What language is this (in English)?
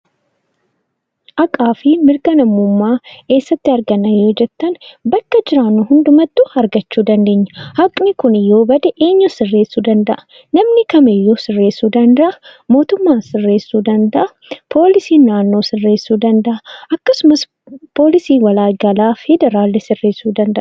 Oromo